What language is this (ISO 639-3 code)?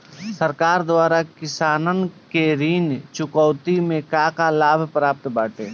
bho